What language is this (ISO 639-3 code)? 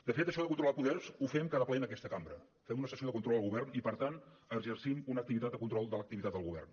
cat